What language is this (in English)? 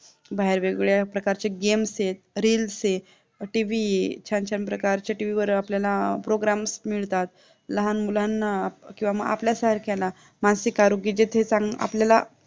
Marathi